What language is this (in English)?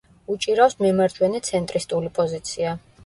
Georgian